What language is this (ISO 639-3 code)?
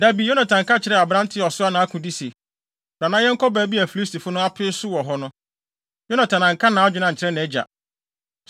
aka